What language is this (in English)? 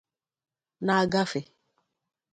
Igbo